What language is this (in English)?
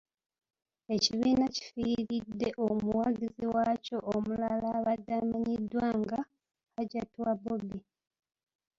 Ganda